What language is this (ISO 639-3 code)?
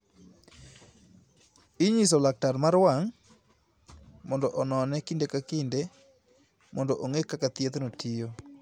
luo